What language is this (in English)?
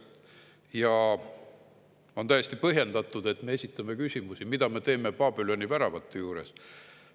Estonian